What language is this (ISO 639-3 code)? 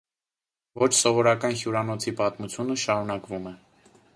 hye